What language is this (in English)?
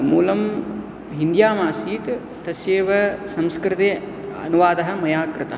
Sanskrit